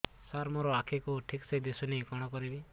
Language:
Odia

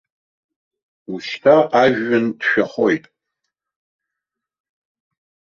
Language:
Abkhazian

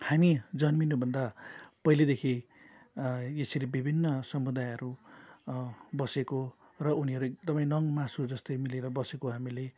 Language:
Nepali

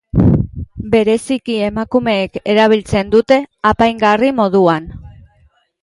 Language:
Basque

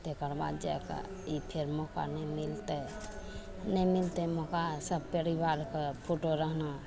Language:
Maithili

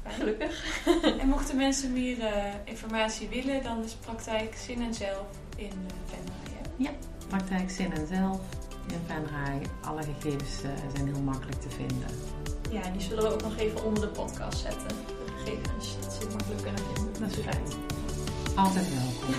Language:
Dutch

